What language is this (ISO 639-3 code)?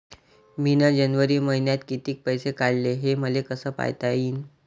mar